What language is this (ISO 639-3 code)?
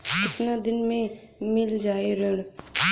bho